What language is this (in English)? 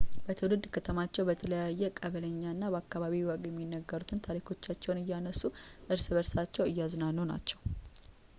Amharic